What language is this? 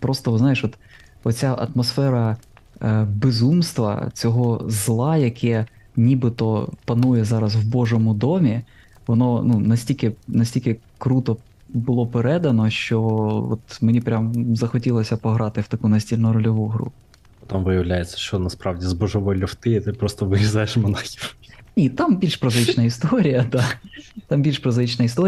Ukrainian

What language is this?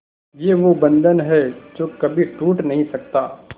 Hindi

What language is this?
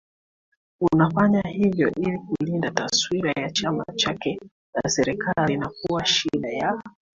Swahili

